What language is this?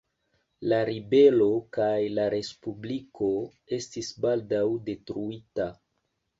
Esperanto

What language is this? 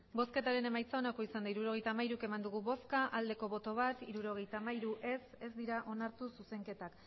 Basque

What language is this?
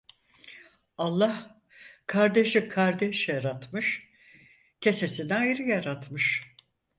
Turkish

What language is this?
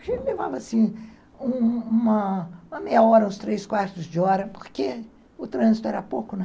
Portuguese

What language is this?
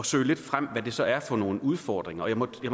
Danish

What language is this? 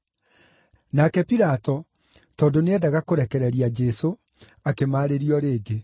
Kikuyu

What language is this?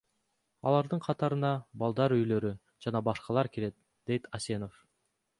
Kyrgyz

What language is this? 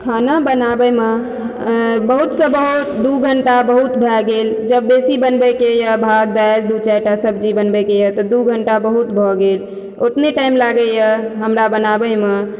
Maithili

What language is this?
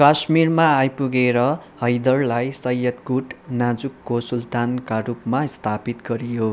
Nepali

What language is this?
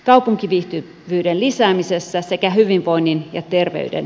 Finnish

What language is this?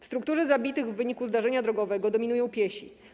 Polish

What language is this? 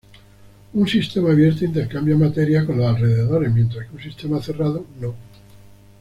Spanish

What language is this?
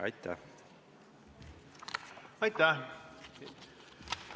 Estonian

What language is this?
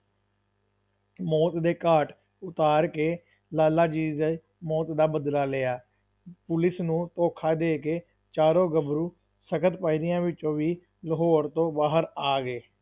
Punjabi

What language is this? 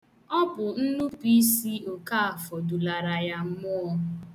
Igbo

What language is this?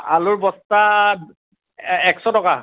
Assamese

